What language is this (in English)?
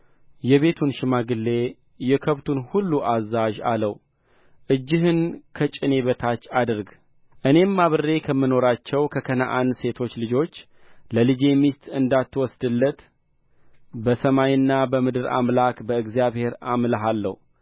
Amharic